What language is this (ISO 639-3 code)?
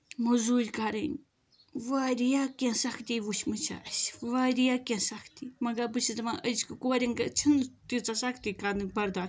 kas